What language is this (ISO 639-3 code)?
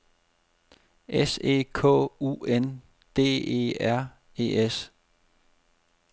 dan